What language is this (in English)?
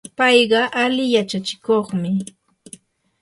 Yanahuanca Pasco Quechua